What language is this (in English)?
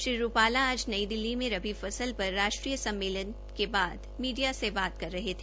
Hindi